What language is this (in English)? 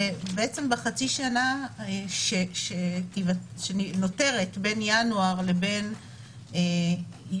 Hebrew